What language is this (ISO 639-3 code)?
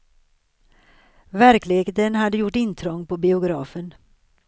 swe